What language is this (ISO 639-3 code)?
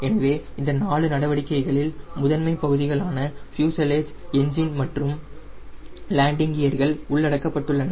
tam